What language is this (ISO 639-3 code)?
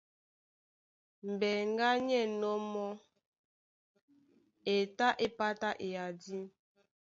dua